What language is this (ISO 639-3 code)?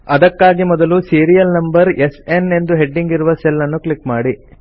kan